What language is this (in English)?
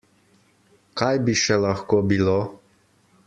Slovenian